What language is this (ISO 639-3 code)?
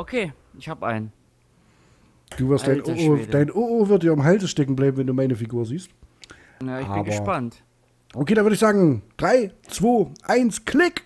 deu